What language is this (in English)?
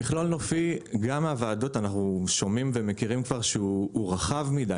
Hebrew